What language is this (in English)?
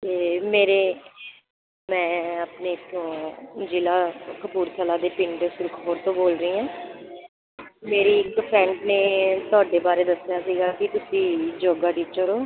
Punjabi